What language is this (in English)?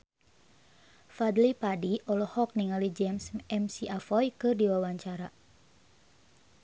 Sundanese